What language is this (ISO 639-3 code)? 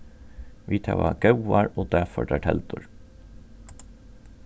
fao